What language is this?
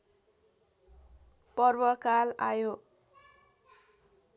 Nepali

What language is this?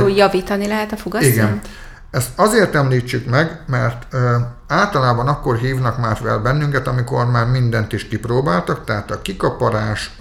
Hungarian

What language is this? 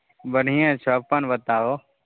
Maithili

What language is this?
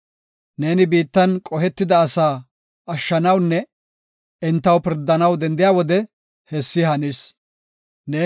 Gofa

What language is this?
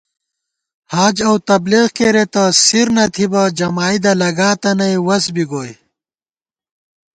Gawar-Bati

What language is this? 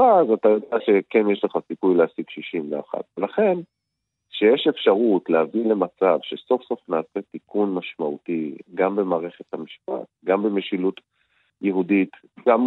Hebrew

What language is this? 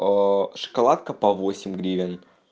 Russian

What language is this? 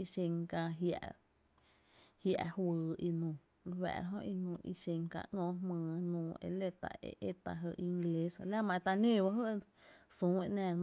Tepinapa Chinantec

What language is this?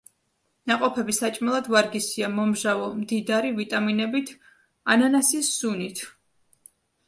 Georgian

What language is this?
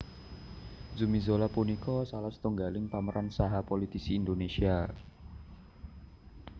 Javanese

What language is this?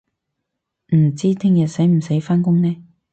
Cantonese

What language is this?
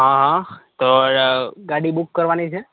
Gujarati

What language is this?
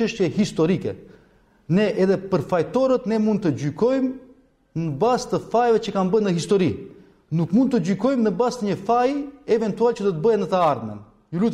Romanian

